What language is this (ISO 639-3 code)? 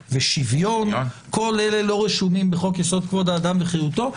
heb